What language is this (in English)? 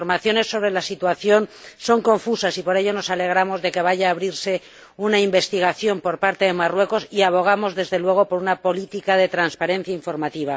Spanish